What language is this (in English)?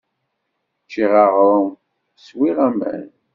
Kabyle